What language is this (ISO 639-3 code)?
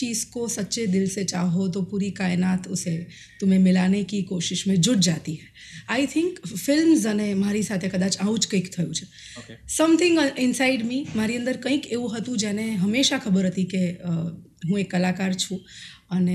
guj